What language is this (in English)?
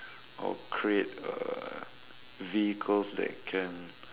English